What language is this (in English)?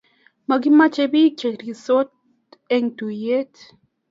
Kalenjin